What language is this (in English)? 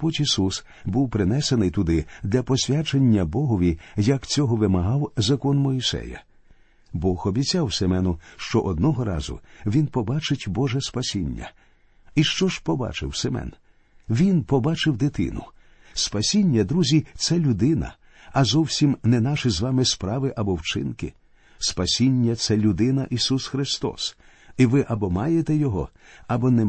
Ukrainian